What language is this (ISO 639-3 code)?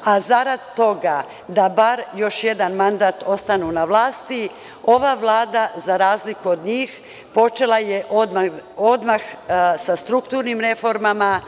srp